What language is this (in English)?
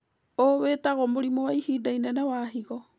Kikuyu